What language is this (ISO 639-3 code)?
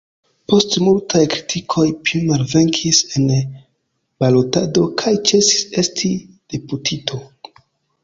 epo